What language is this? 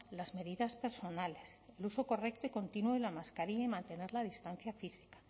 Spanish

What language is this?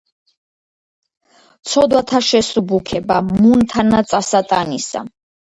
Georgian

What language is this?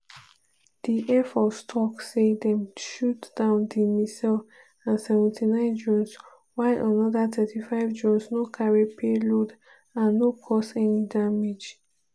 Nigerian Pidgin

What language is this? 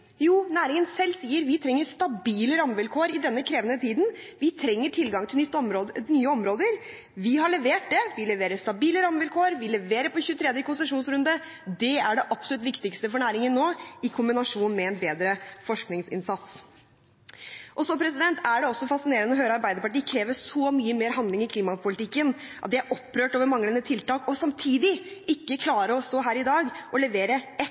Norwegian Bokmål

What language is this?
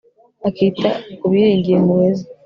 Kinyarwanda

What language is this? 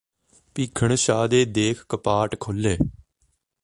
Punjabi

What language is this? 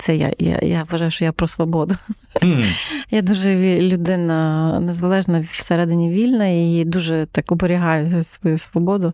Ukrainian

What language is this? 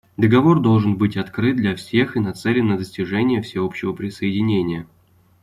Russian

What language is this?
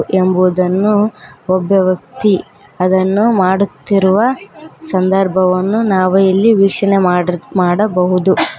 Kannada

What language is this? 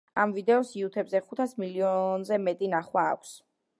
Georgian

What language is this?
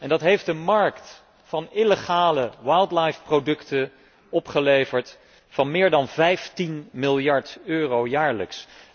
Dutch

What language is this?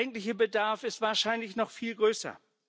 German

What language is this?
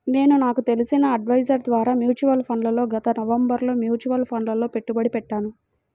Telugu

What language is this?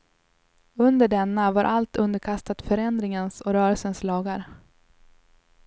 Swedish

